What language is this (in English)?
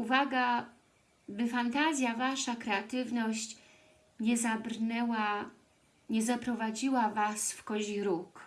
Polish